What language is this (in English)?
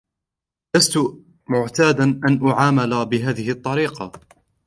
Arabic